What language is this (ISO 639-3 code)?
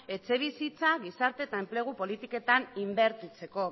eus